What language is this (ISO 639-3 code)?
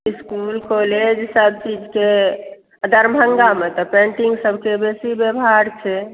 mai